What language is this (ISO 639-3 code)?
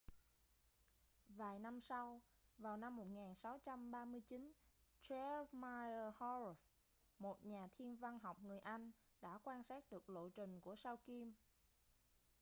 vie